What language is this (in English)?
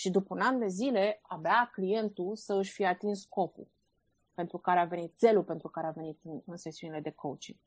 Romanian